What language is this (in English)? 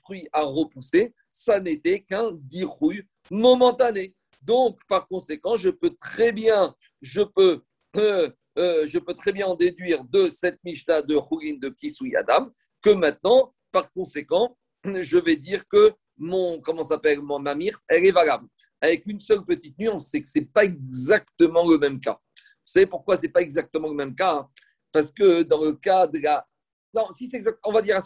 French